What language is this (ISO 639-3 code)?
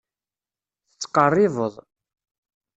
kab